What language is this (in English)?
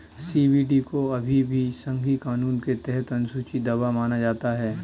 Hindi